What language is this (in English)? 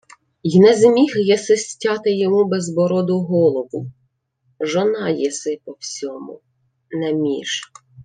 Ukrainian